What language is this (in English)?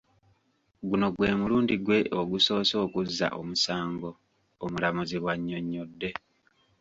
Ganda